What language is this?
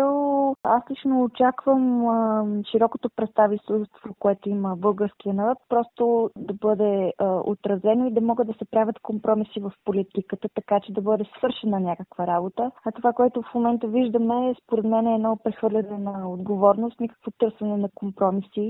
Bulgarian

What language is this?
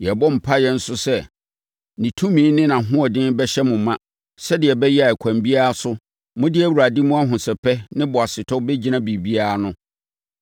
Akan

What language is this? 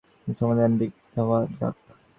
Bangla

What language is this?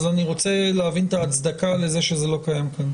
Hebrew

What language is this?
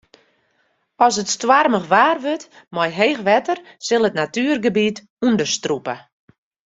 Western Frisian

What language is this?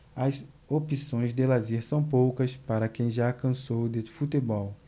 Portuguese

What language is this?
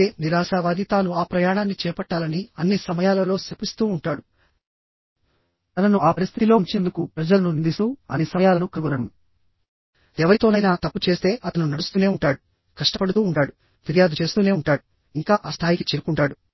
Telugu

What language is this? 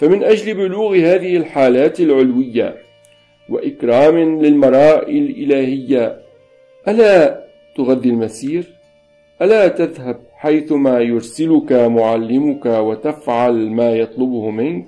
Arabic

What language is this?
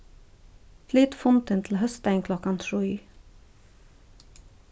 Faroese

